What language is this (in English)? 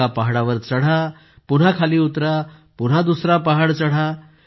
Marathi